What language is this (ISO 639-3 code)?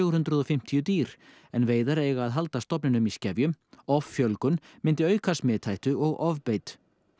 isl